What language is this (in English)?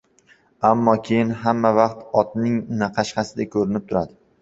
Uzbek